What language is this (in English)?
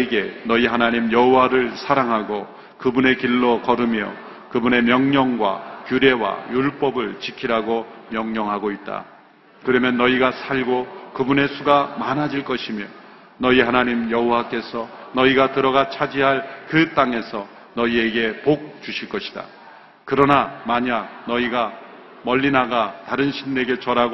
Korean